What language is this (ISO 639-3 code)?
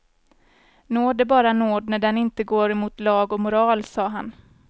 swe